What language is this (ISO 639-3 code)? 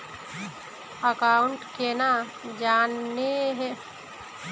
mag